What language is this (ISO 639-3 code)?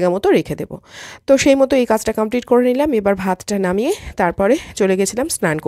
ben